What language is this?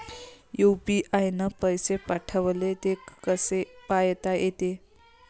Marathi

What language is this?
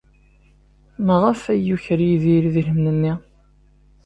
Kabyle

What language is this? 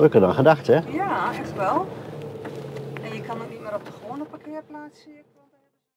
Dutch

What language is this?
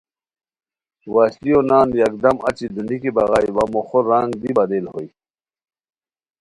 Khowar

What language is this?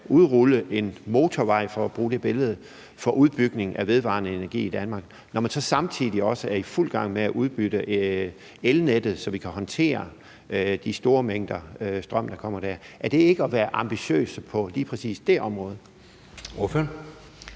Danish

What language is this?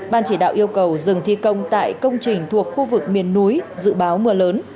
Vietnamese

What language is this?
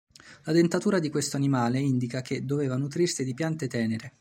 Italian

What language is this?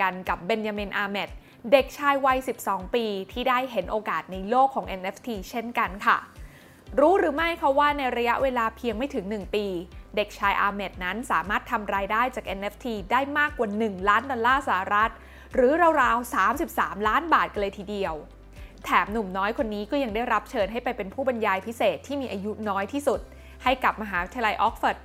Thai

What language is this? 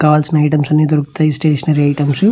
Telugu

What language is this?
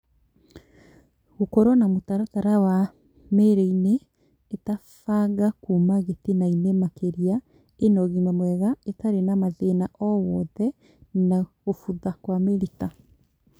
Kikuyu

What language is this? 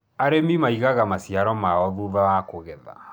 Kikuyu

